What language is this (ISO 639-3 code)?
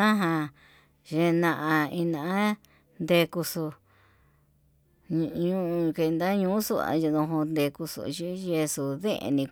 mab